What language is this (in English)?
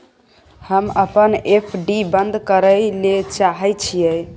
Maithili